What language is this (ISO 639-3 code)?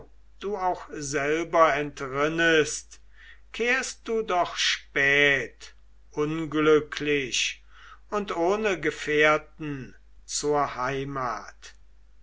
deu